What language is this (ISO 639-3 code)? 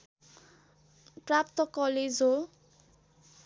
nep